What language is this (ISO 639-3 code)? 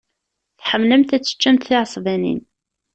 kab